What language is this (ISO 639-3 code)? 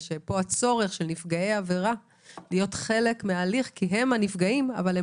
heb